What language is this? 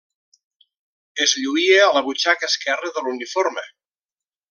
Catalan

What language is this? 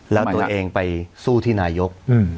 Thai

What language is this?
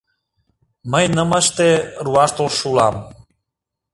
Mari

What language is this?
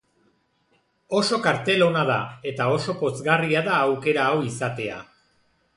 Basque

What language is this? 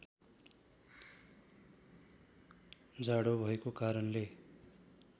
Nepali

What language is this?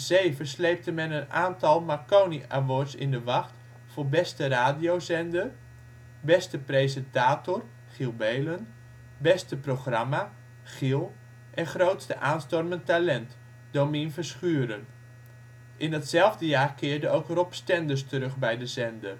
Dutch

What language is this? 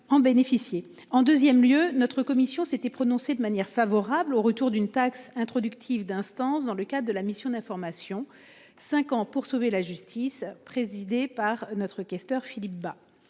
French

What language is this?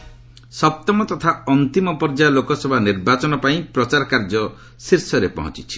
Odia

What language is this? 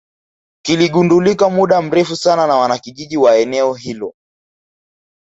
Swahili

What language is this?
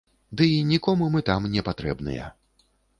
Belarusian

